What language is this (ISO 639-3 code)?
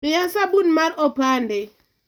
luo